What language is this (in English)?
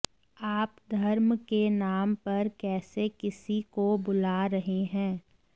Hindi